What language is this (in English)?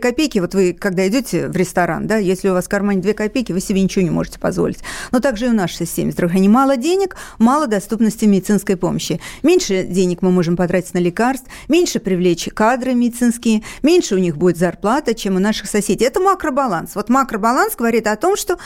Russian